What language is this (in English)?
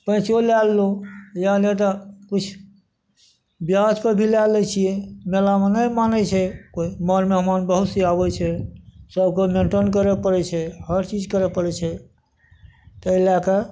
Maithili